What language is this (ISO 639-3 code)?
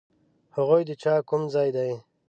pus